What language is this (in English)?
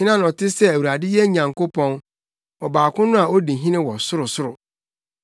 Akan